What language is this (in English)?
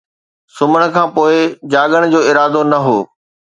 Sindhi